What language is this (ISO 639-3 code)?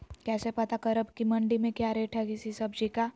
mag